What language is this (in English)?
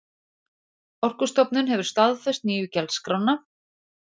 Icelandic